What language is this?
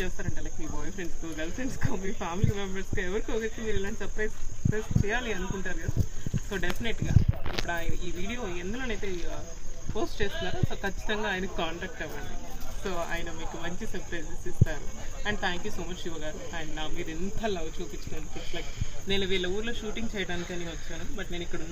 Telugu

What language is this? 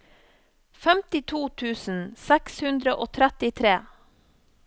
Norwegian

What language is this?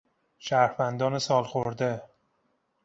Persian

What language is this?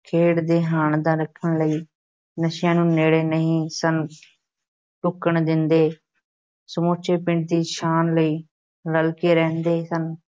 Punjabi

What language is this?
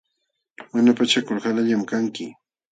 Jauja Wanca Quechua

